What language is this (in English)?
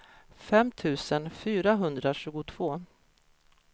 Swedish